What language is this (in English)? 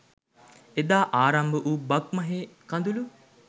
Sinhala